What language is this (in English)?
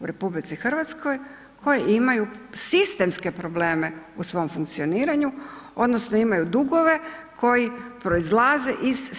Croatian